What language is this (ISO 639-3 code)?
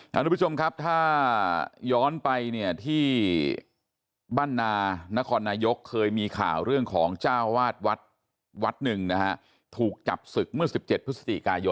tha